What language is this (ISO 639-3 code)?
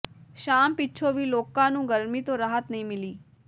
pan